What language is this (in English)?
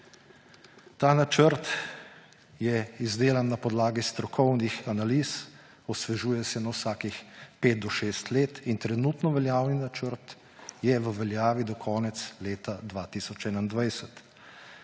Slovenian